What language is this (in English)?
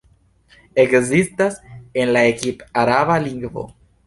Esperanto